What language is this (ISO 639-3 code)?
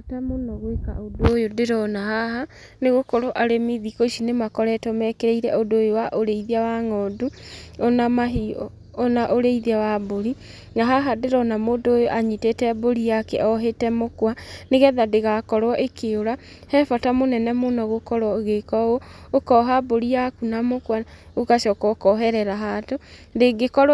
kik